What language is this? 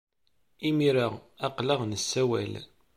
Kabyle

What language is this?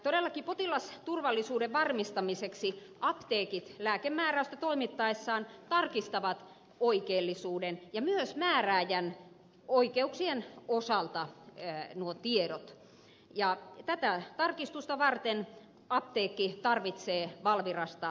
Finnish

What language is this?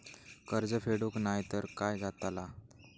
Marathi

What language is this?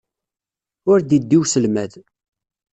Kabyle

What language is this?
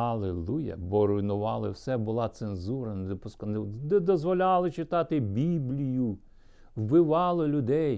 Ukrainian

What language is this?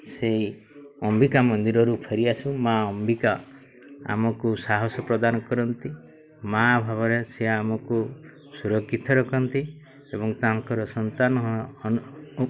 Odia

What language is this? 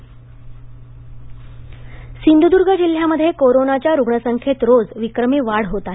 Marathi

